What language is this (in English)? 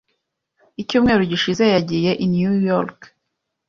Kinyarwanda